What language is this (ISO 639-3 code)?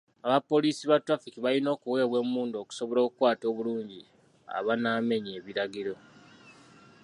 lug